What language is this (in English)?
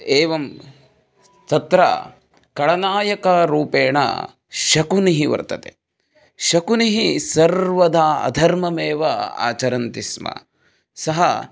Sanskrit